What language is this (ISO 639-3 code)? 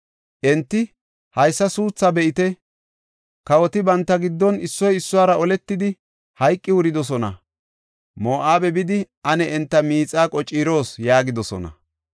gof